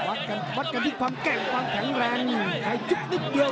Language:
Thai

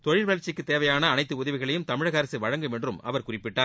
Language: Tamil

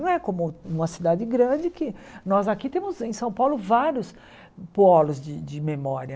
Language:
Portuguese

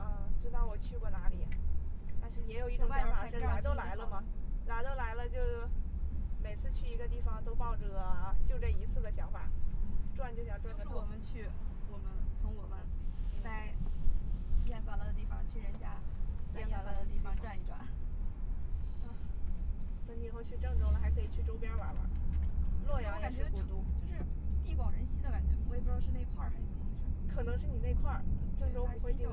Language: Chinese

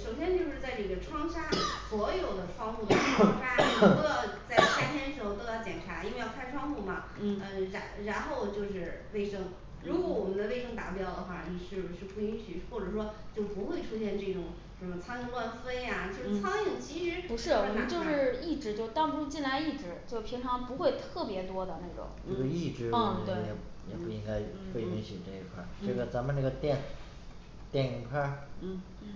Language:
Chinese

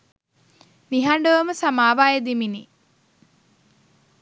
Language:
Sinhala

